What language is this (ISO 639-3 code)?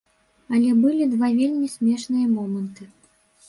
bel